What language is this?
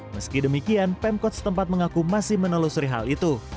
Indonesian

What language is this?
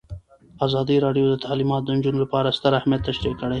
Pashto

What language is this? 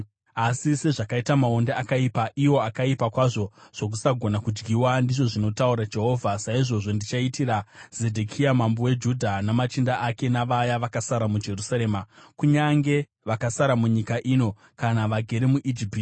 Shona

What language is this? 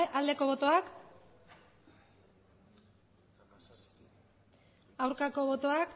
Basque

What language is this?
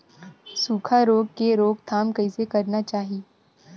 Chhattisgarhi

